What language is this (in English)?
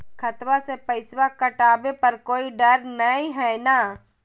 Magahi